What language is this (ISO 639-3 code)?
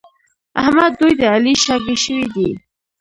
pus